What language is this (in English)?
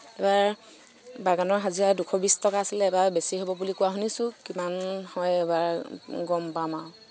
Assamese